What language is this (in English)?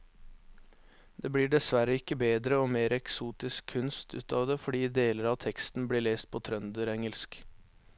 Norwegian